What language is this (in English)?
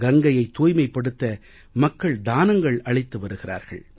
Tamil